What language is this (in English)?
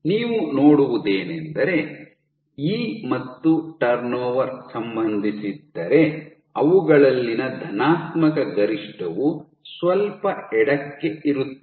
Kannada